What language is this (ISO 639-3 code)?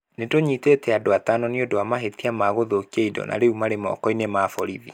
kik